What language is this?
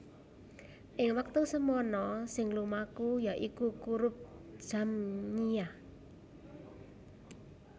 Javanese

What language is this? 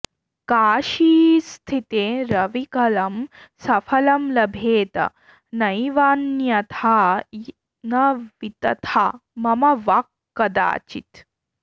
Sanskrit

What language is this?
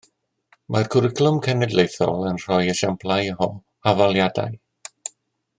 Welsh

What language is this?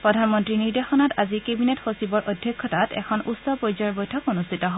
Assamese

